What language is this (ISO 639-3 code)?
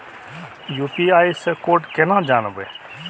mai